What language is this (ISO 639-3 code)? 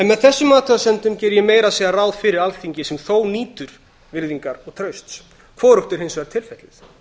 isl